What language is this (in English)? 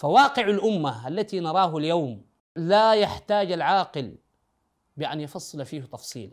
Arabic